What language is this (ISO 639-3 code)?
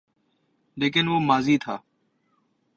urd